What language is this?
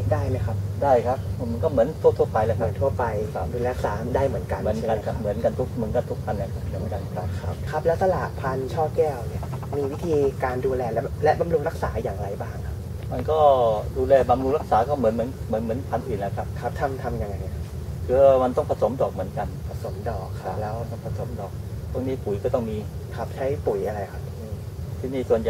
Thai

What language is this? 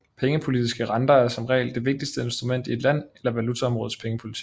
Danish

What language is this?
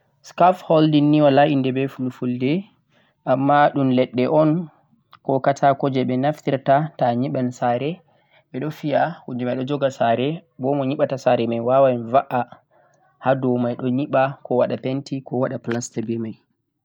Central-Eastern Niger Fulfulde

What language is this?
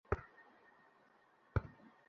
Bangla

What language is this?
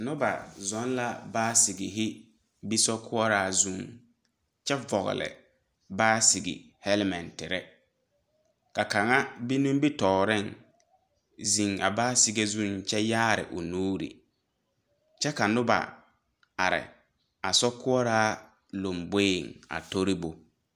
Southern Dagaare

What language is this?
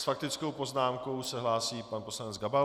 Czech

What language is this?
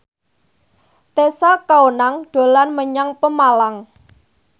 Javanese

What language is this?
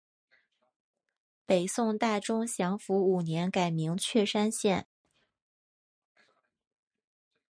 Chinese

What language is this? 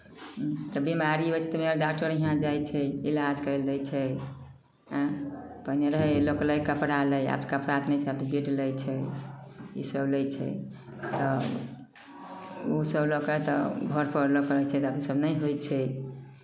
Maithili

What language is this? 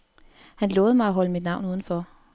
Danish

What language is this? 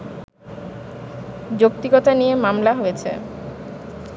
Bangla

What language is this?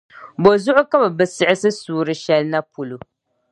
Dagbani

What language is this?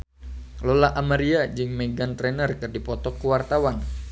Sundanese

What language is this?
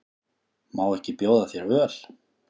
Icelandic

